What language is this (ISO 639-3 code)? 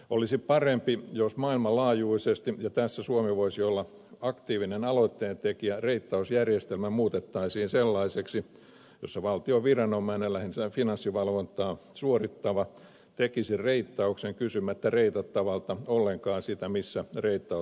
fin